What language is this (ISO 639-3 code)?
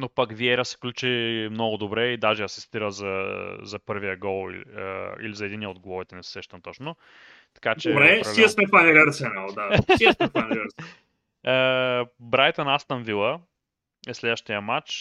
bul